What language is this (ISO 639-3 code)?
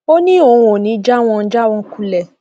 yor